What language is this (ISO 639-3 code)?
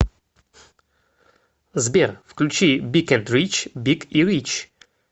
rus